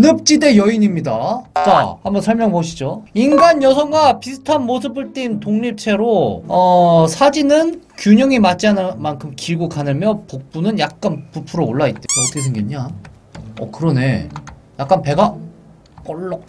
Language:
Korean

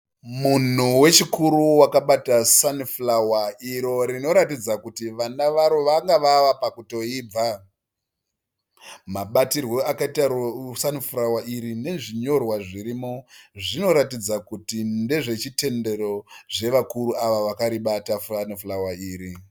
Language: Shona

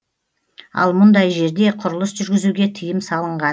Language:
Kazakh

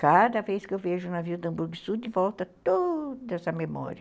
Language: Portuguese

